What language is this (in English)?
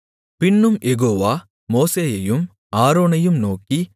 Tamil